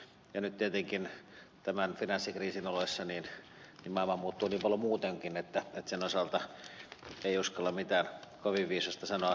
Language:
Finnish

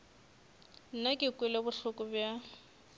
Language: Northern Sotho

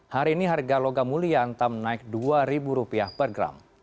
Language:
Indonesian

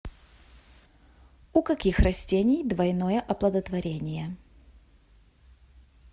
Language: Russian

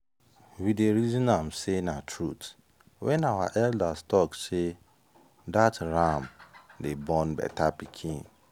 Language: Nigerian Pidgin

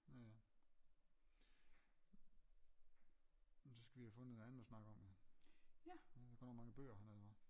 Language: Danish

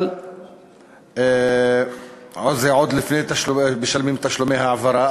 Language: Hebrew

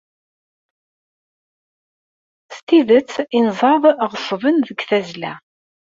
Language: Kabyle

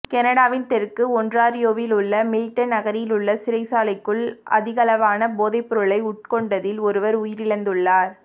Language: Tamil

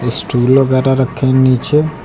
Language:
Hindi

